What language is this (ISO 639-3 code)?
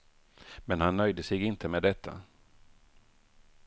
swe